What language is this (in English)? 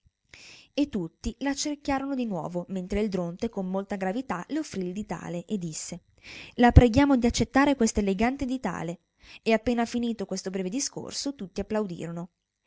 Italian